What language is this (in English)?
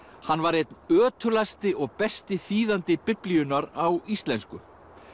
Icelandic